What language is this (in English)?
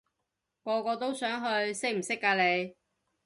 Cantonese